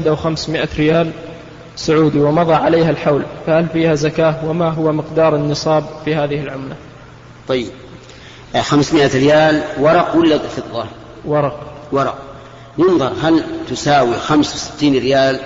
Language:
Arabic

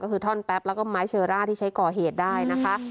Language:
Thai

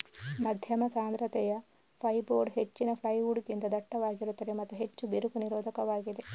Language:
Kannada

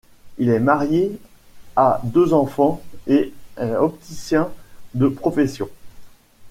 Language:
French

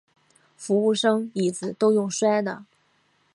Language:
Chinese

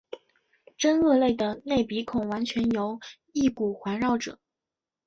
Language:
Chinese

